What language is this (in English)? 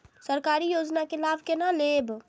Maithili